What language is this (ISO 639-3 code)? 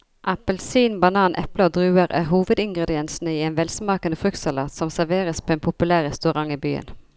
nor